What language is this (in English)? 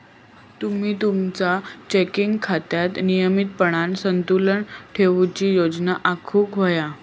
Marathi